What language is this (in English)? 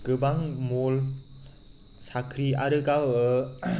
Bodo